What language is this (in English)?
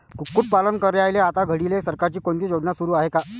Marathi